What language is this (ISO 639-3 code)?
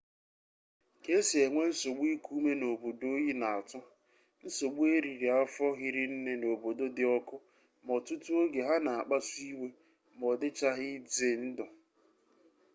ibo